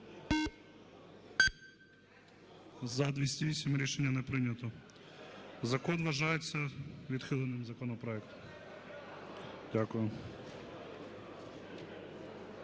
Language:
Ukrainian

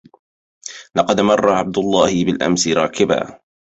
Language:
Arabic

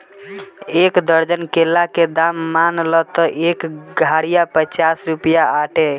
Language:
Bhojpuri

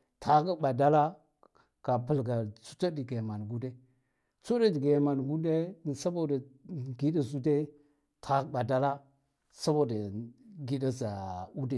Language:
Guduf-Gava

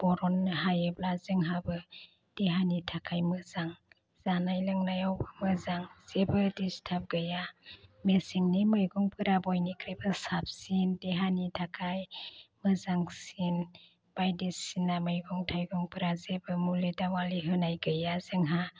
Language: Bodo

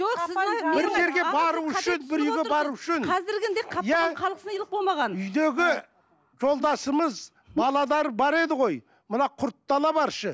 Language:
Kazakh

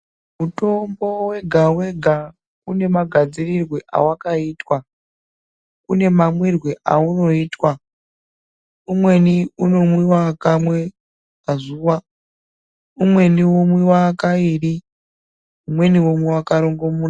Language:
Ndau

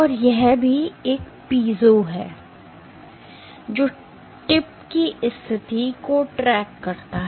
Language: Hindi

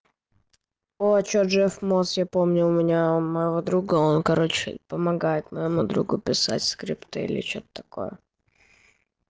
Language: Russian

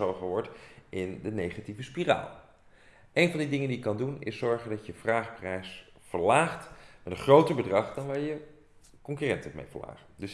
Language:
Dutch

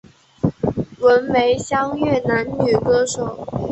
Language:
Chinese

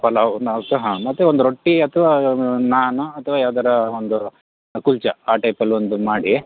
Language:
Kannada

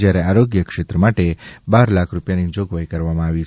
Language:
Gujarati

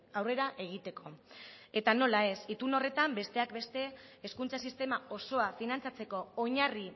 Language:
Basque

